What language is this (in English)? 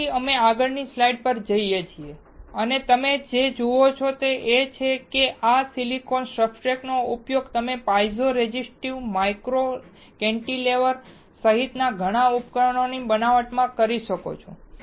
Gujarati